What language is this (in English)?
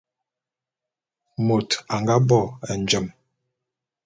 Bulu